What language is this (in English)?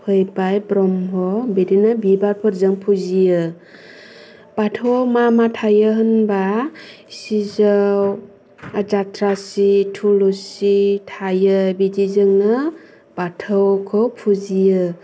Bodo